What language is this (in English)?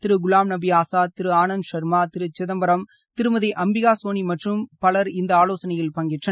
Tamil